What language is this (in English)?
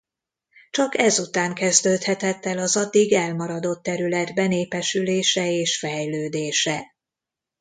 Hungarian